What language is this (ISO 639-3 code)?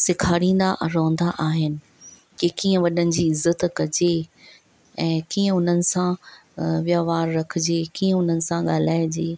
snd